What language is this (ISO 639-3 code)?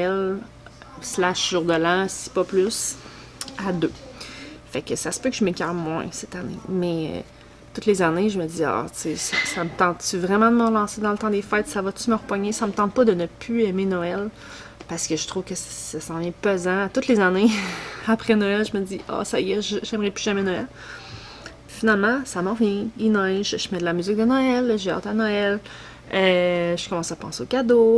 fra